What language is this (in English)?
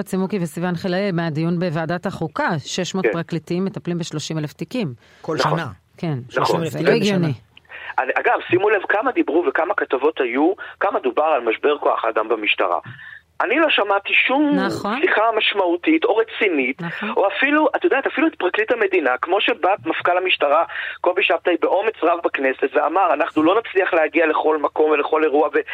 Hebrew